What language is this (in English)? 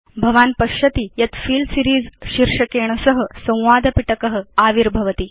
Sanskrit